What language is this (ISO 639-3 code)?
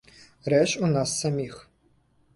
bel